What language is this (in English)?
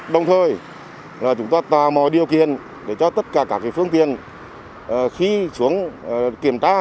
Vietnamese